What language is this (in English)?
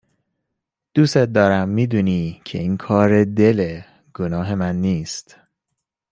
Persian